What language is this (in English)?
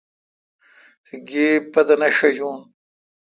Kalkoti